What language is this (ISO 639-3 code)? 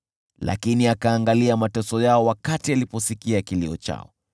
swa